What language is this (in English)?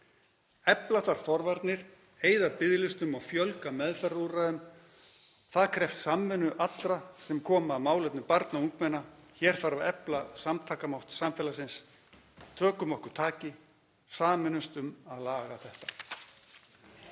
Icelandic